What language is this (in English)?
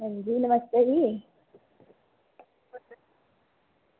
Dogri